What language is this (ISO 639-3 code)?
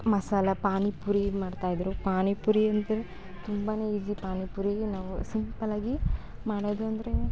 kan